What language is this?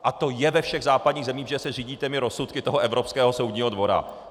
Czech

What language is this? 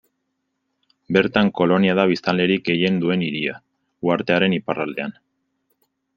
Basque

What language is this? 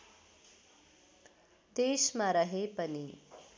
Nepali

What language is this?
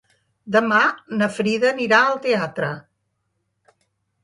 Catalan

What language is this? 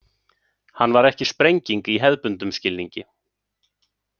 Icelandic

